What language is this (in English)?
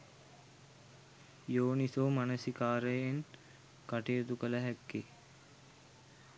Sinhala